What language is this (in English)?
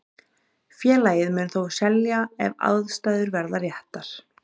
Icelandic